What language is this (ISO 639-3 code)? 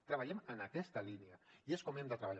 cat